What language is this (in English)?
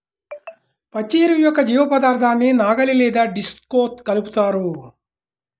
Telugu